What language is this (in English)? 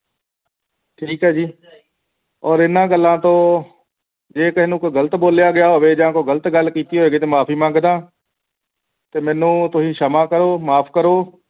Punjabi